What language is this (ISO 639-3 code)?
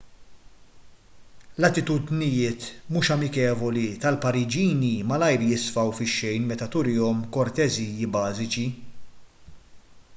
mlt